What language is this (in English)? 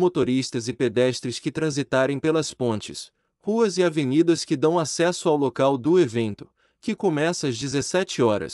Portuguese